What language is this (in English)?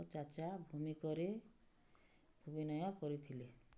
Odia